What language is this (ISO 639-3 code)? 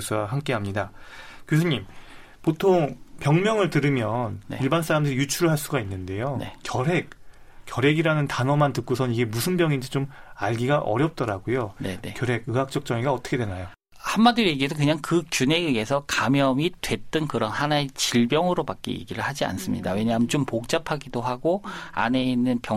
kor